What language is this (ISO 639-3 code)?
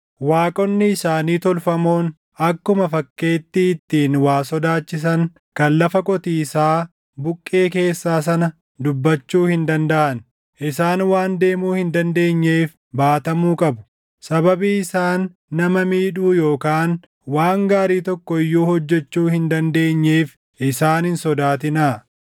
orm